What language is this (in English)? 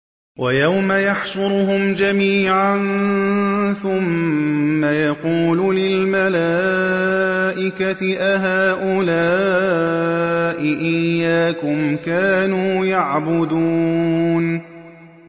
Arabic